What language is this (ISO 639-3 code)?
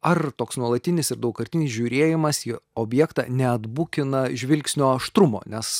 lit